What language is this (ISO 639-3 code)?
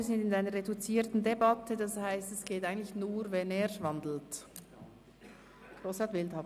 gsw